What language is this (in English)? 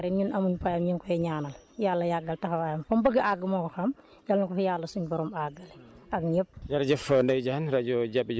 Wolof